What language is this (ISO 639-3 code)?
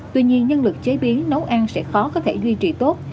vie